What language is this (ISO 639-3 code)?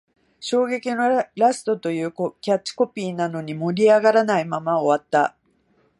jpn